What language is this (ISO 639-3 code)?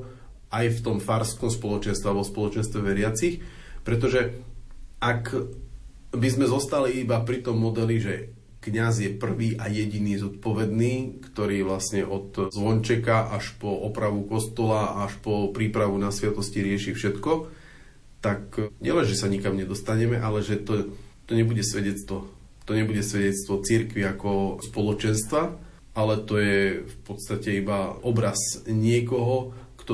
slk